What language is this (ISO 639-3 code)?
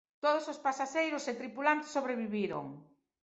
glg